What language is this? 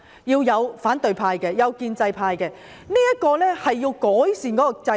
Cantonese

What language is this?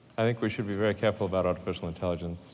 English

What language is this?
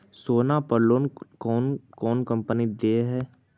Magahi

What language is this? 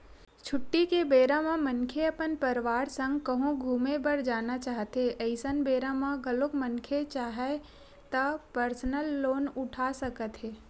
Chhattisgarhi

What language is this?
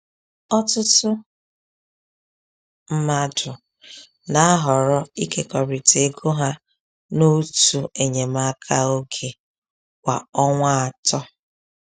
Igbo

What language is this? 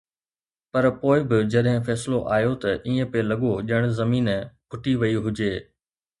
Sindhi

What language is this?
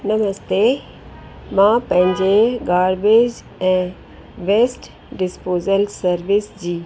Sindhi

